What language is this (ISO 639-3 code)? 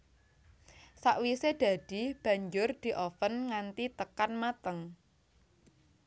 jav